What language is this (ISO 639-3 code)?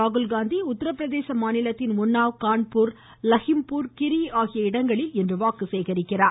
tam